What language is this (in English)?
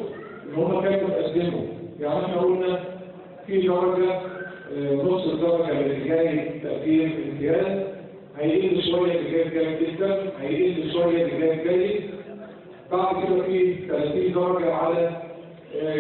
Arabic